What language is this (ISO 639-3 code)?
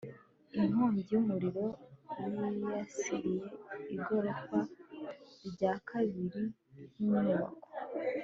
kin